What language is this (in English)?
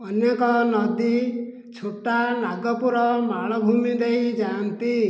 Odia